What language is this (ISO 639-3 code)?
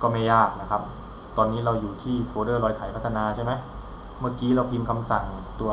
tha